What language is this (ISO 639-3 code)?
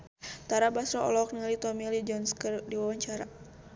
sun